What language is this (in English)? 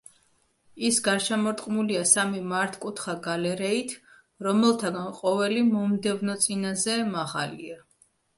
Georgian